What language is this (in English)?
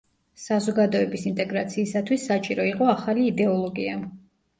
Georgian